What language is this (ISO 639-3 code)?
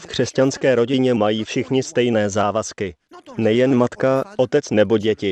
ces